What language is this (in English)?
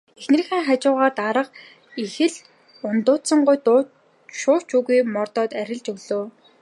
Mongolian